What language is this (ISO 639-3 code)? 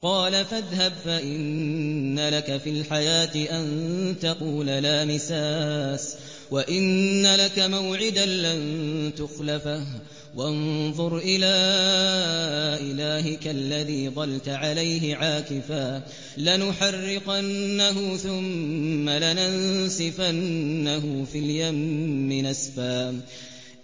ara